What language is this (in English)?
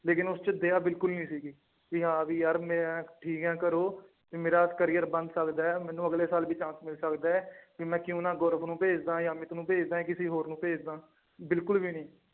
Punjabi